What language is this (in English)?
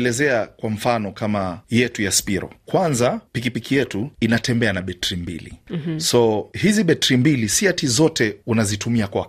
Swahili